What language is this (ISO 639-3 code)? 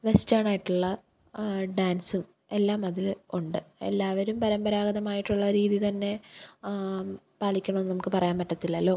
mal